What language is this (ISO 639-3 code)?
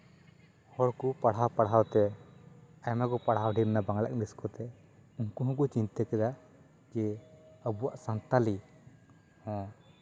sat